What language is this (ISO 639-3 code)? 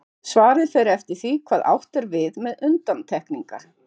isl